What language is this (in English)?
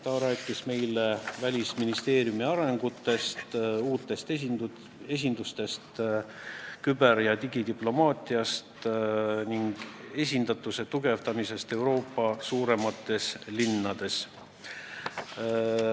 Estonian